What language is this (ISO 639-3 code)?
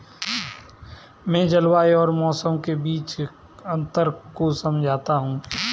hin